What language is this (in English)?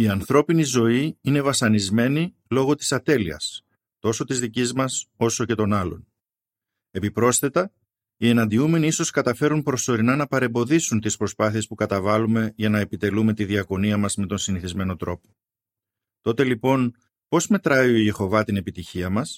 Greek